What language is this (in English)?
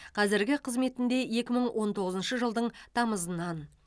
Kazakh